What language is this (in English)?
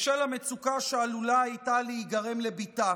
Hebrew